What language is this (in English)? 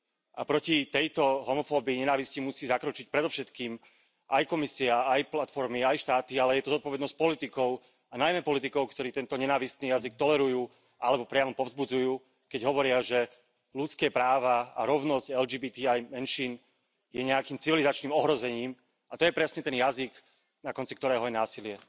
Slovak